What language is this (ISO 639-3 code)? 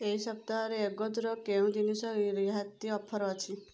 ori